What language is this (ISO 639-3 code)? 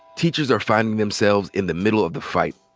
eng